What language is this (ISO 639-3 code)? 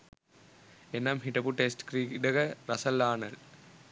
sin